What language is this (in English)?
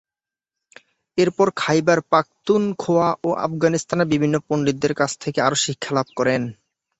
Bangla